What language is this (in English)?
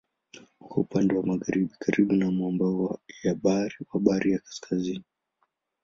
Swahili